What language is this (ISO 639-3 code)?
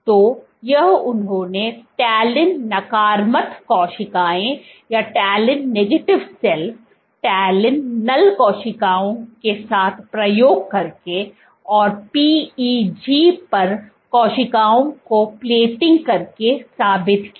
hin